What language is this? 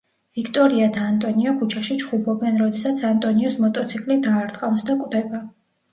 Georgian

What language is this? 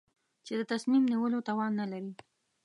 Pashto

